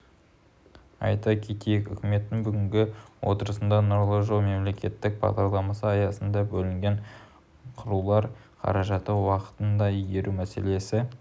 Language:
Kazakh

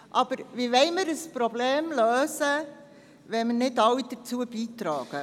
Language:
Swiss German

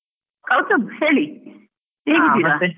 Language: Kannada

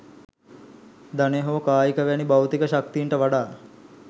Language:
Sinhala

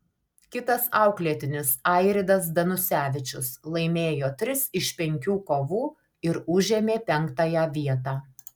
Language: Lithuanian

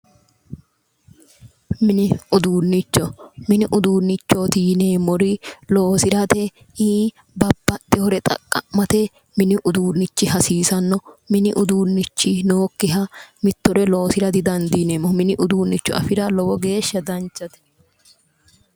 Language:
Sidamo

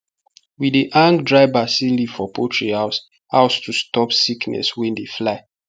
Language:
Nigerian Pidgin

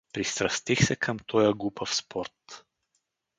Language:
Bulgarian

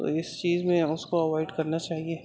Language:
Urdu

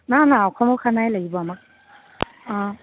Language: Assamese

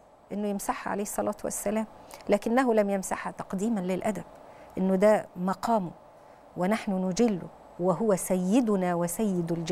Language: Arabic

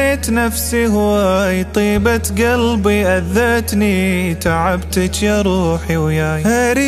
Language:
Arabic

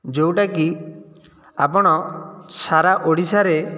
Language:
Odia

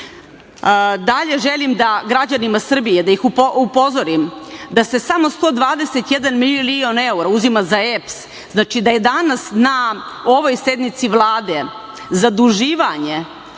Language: Serbian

